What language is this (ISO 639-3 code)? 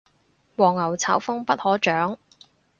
yue